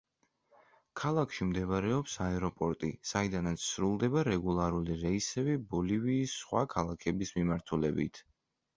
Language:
Georgian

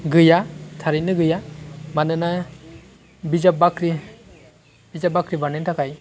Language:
Bodo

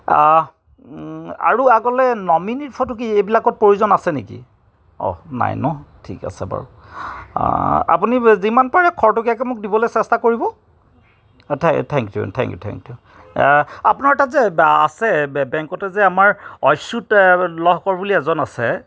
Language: Assamese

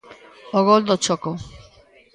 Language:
Galician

